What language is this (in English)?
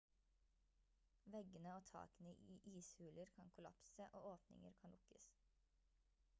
Norwegian Bokmål